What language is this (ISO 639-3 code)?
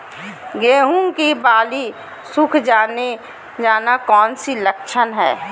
mag